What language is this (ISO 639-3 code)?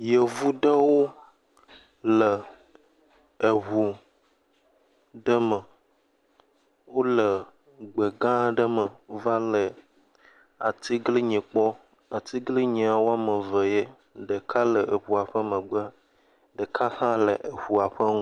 ewe